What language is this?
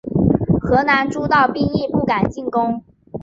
Chinese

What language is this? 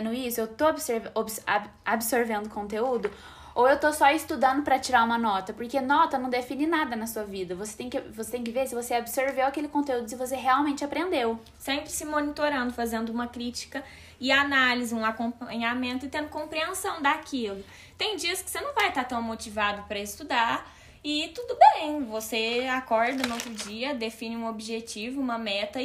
Portuguese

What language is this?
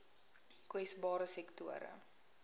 Afrikaans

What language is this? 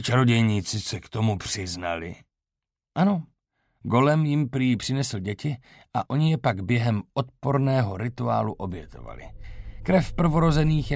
Czech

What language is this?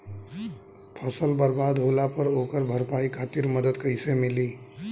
Bhojpuri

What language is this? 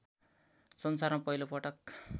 Nepali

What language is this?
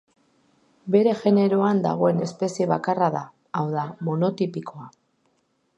Basque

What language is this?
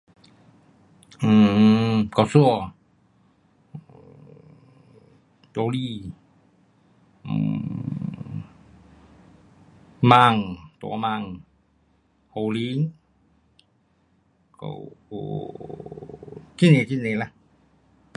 Pu-Xian Chinese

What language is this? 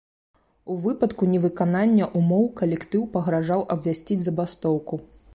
Belarusian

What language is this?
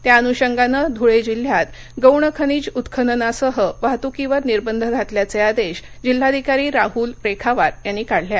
Marathi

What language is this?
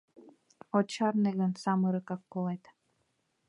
Mari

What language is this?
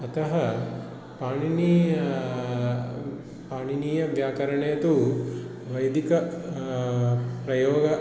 Sanskrit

